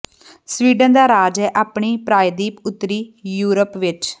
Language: Punjabi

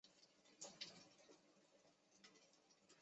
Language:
Chinese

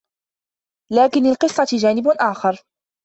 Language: Arabic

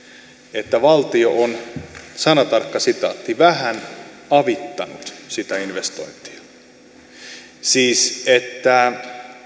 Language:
Finnish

